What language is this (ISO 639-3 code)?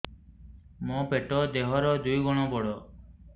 ori